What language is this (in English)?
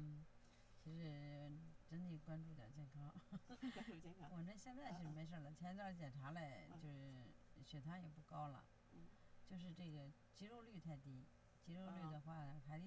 Chinese